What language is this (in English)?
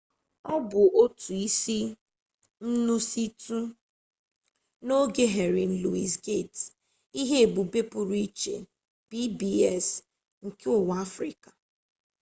Igbo